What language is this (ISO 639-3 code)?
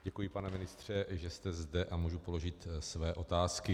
ces